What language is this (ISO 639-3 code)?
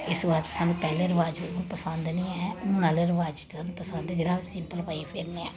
doi